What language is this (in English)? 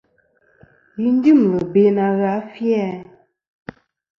Kom